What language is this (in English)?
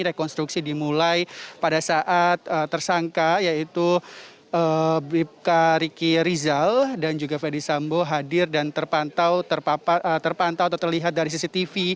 Indonesian